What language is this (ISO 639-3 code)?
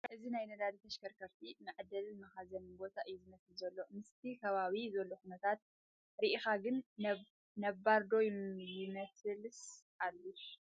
tir